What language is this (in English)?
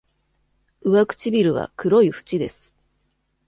Japanese